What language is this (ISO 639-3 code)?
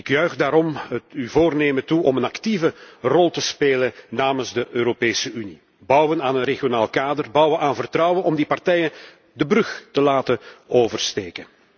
nld